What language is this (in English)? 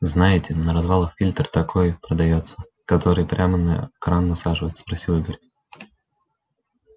Russian